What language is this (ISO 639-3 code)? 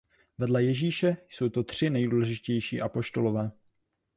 ces